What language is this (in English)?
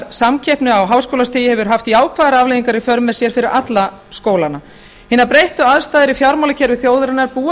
Icelandic